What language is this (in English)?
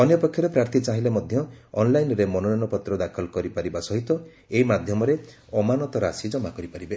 Odia